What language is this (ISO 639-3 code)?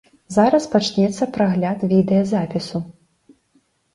bel